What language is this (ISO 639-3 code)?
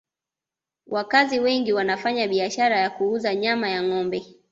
swa